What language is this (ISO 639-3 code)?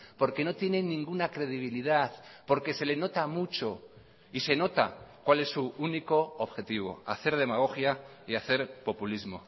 spa